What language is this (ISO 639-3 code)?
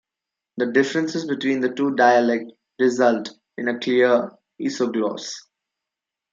eng